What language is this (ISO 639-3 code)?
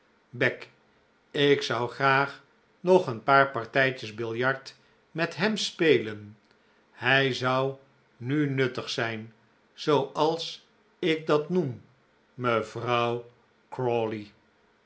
nld